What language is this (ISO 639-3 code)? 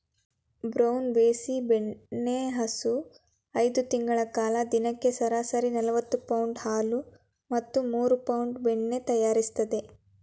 kan